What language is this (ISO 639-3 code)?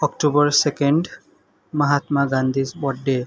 nep